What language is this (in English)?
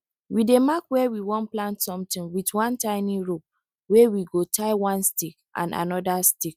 Nigerian Pidgin